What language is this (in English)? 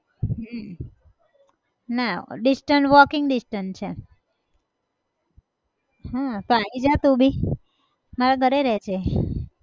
Gujarati